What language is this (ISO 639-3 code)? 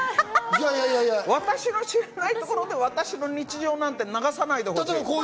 jpn